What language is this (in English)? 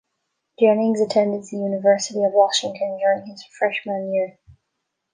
English